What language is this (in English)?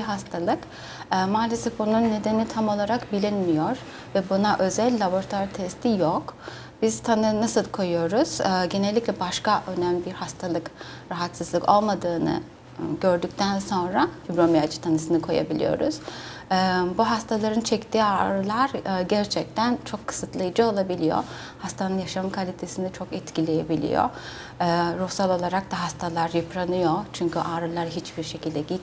Turkish